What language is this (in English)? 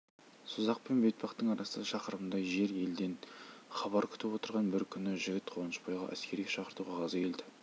Kazakh